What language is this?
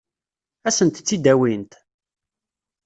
Kabyle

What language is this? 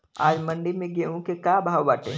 Bhojpuri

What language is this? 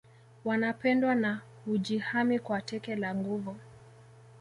Swahili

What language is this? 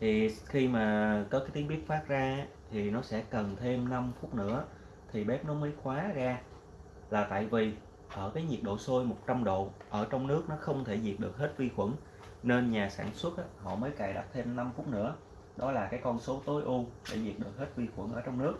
Vietnamese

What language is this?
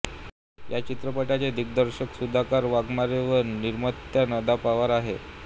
Marathi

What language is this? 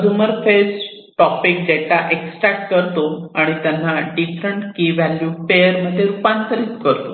Marathi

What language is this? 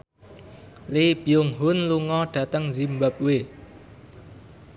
Javanese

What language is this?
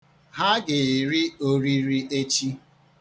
Igbo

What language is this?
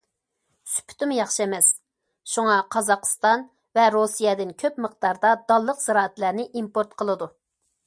Uyghur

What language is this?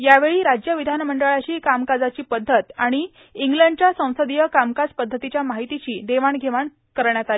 Marathi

